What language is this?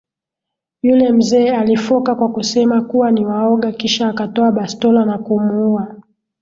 Swahili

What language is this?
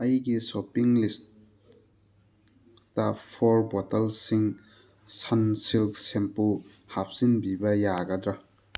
Manipuri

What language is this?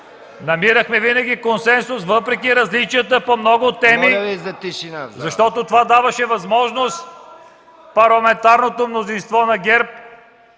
Bulgarian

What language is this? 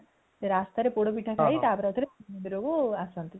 Odia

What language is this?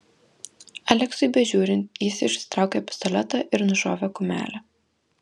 Lithuanian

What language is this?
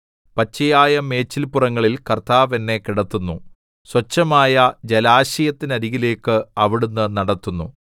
Malayalam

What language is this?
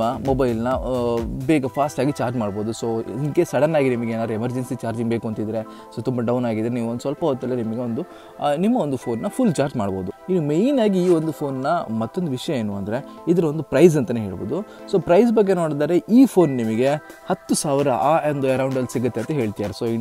Kannada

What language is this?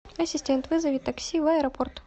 Russian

